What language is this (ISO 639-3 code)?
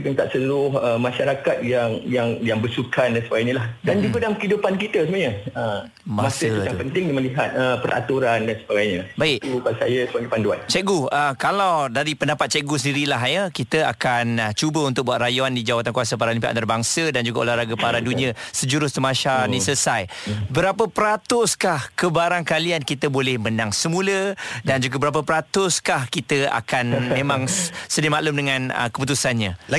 msa